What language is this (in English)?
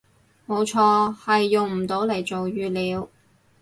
Cantonese